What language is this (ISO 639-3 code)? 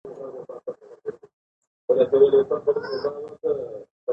pus